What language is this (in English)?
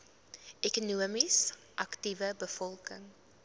Afrikaans